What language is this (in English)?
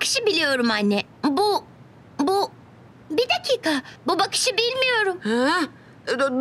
Turkish